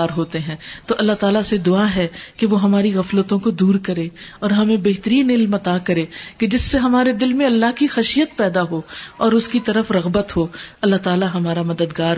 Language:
Urdu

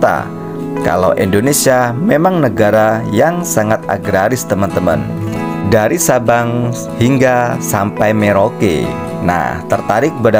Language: Indonesian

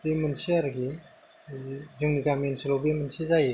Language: Bodo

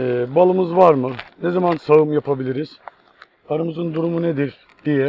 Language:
Turkish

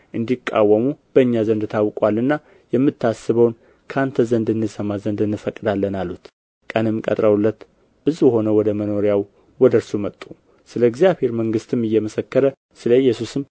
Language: Amharic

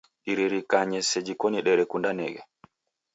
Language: Taita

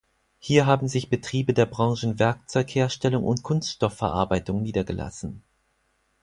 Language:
German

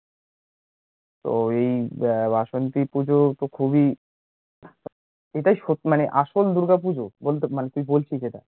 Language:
Bangla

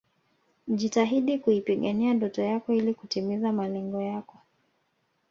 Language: Swahili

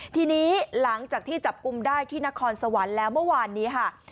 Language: Thai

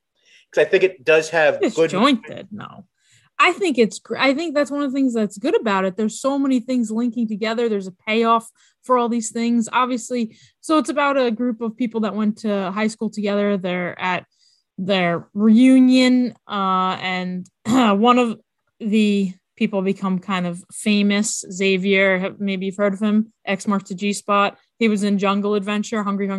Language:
English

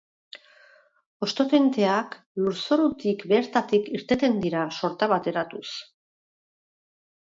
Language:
Basque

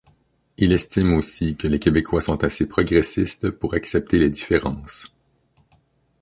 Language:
French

